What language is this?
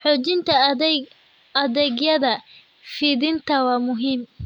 Somali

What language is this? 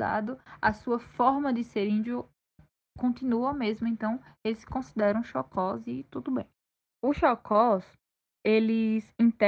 Portuguese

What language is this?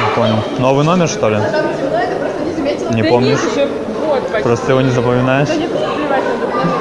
Russian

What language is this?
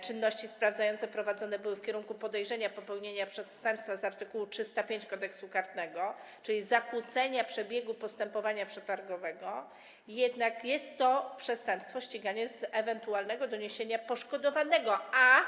Polish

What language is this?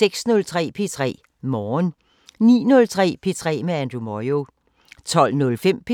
Danish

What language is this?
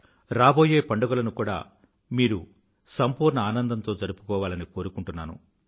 Telugu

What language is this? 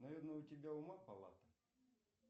Russian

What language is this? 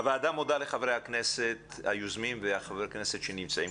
Hebrew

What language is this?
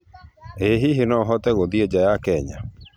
Kikuyu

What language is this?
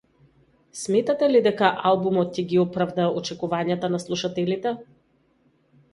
Macedonian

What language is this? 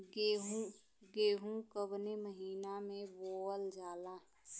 Bhojpuri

